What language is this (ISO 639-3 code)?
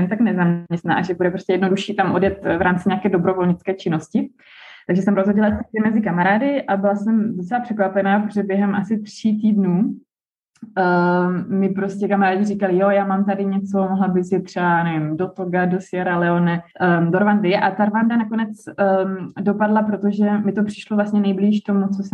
ces